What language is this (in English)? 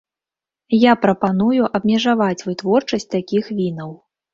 Belarusian